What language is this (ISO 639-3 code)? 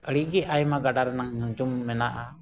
sat